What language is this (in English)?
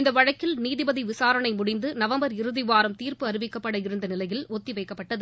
Tamil